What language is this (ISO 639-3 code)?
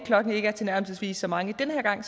dan